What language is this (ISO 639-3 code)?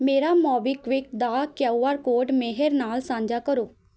pan